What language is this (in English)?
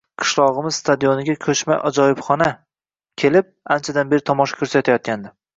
Uzbek